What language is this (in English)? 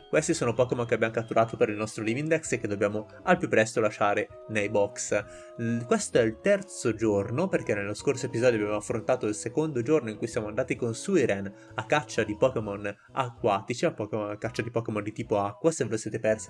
Italian